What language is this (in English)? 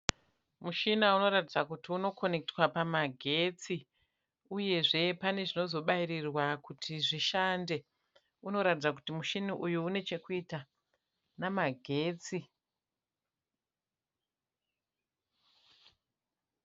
Shona